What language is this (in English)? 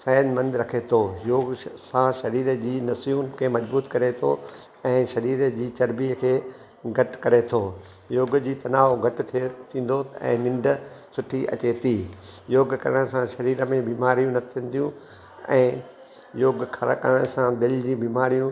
Sindhi